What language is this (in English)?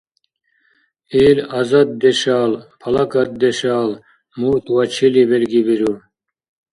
Dargwa